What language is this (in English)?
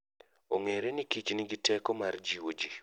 Luo (Kenya and Tanzania)